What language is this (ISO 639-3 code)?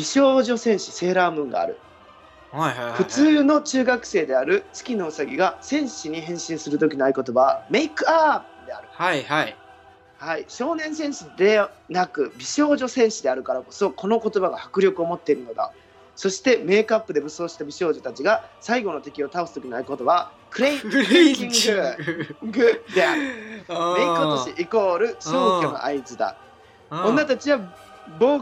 jpn